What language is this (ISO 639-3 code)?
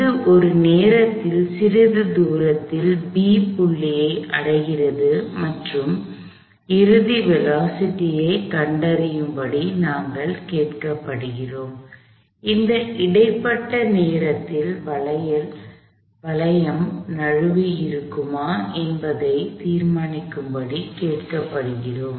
tam